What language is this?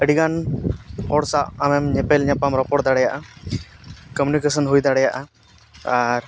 Santali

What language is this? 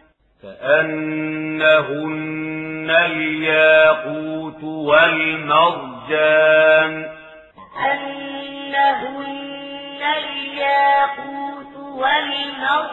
Arabic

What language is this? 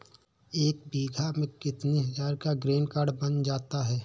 Hindi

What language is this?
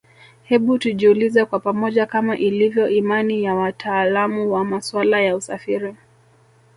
Swahili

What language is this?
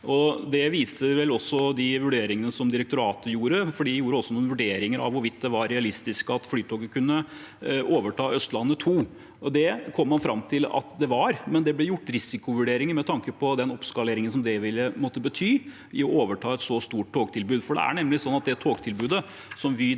Norwegian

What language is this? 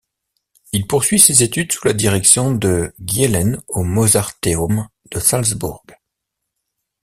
French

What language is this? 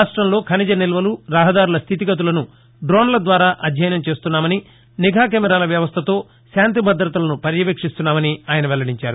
Telugu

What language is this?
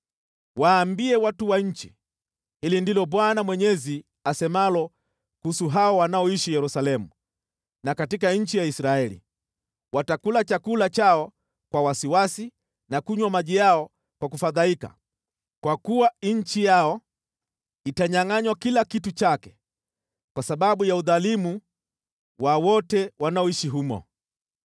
Swahili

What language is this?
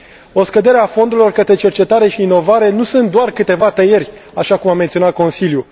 Romanian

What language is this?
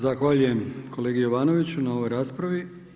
Croatian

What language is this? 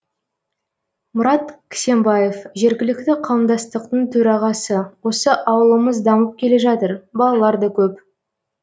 Kazakh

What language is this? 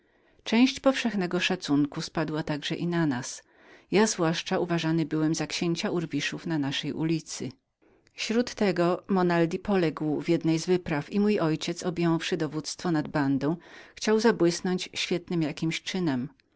Polish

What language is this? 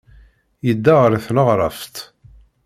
Kabyle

